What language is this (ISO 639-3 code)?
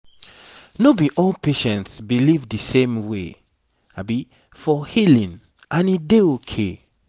pcm